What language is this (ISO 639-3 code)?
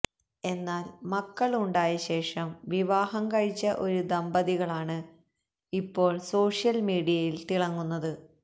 mal